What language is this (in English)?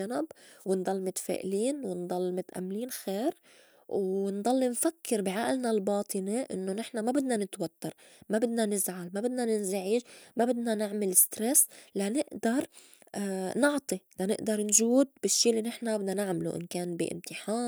North Levantine Arabic